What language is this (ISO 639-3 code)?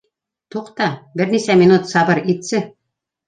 bak